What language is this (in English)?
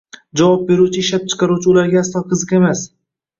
Uzbek